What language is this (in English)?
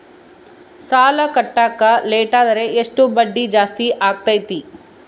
Kannada